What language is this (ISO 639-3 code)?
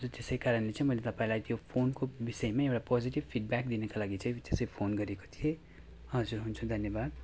nep